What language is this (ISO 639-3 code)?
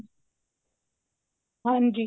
pan